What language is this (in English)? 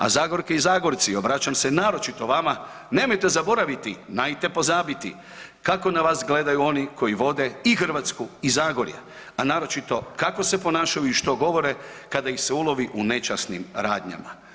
Croatian